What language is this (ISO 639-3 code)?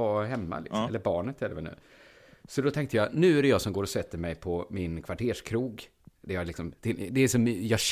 swe